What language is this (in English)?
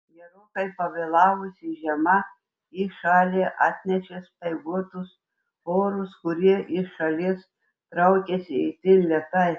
Lithuanian